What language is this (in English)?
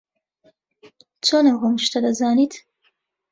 Central Kurdish